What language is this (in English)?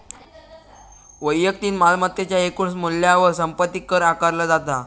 Marathi